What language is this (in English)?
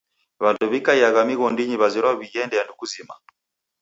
Taita